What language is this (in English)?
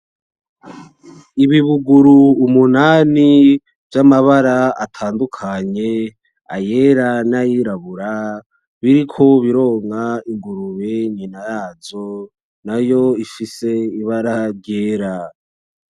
Rundi